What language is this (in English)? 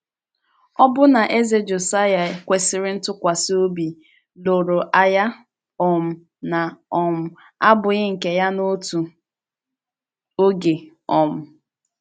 Igbo